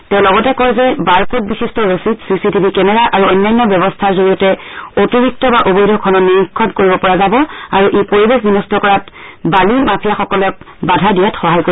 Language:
Assamese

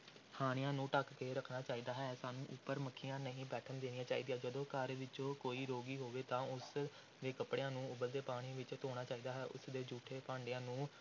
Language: Punjabi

